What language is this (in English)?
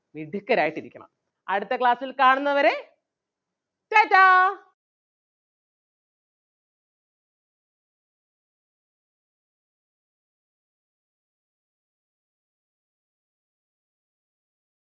Malayalam